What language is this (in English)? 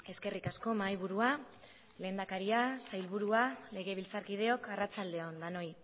Basque